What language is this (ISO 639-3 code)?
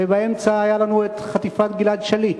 heb